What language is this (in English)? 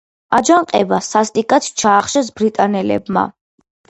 Georgian